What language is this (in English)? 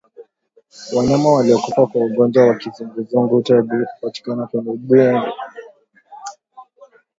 Swahili